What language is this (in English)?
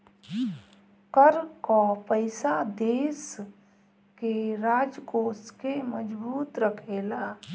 Bhojpuri